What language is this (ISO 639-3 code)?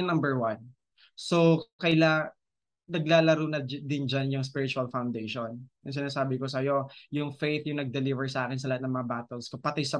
fil